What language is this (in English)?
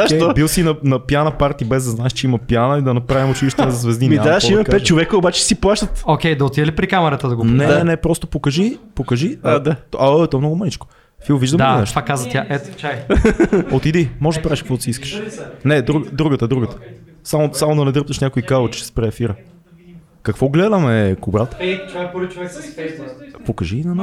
Bulgarian